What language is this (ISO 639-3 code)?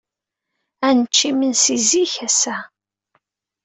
kab